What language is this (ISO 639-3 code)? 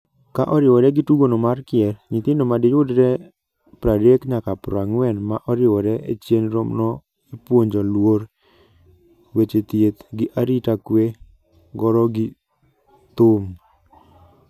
luo